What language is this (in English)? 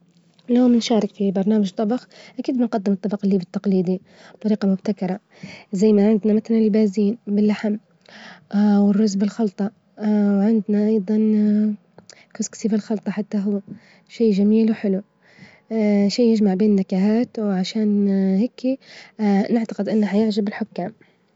Libyan Arabic